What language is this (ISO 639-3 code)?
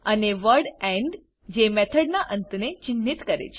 guj